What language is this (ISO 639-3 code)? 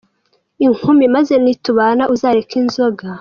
kin